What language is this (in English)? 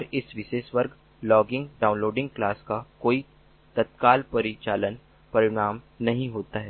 Hindi